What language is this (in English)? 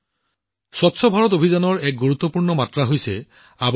Assamese